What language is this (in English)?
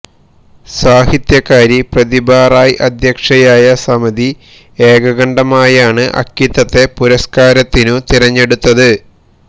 Malayalam